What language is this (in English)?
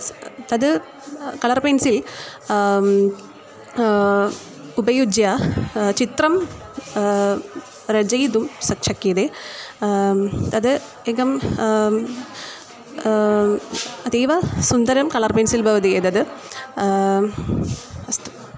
Sanskrit